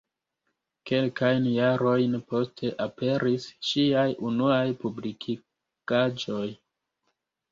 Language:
Esperanto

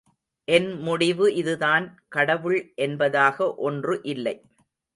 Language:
Tamil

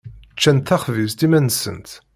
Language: Kabyle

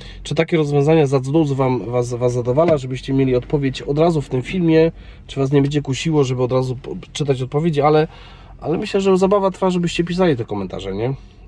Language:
Polish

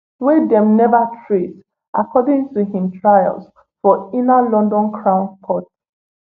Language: Nigerian Pidgin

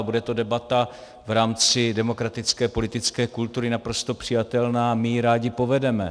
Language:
Czech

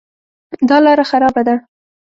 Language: Pashto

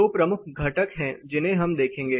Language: Hindi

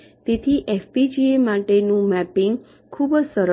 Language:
Gujarati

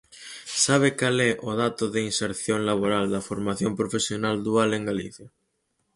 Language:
Galician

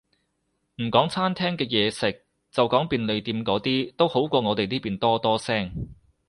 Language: Cantonese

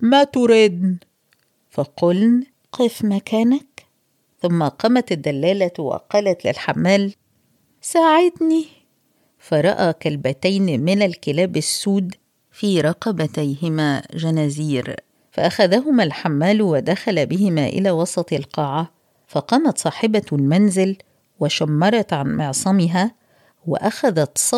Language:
Arabic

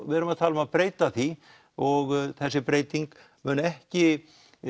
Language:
Icelandic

